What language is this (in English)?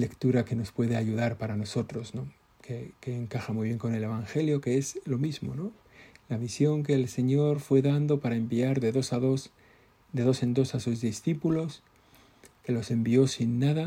Spanish